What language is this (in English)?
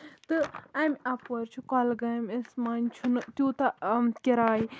Kashmiri